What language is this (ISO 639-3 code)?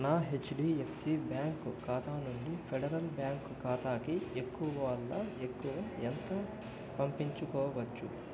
tel